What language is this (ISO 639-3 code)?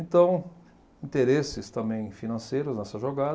por